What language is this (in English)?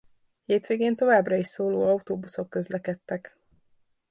Hungarian